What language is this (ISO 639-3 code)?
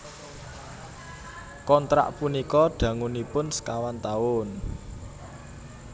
jav